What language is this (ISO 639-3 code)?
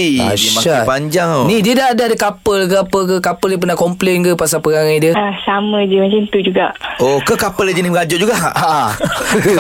msa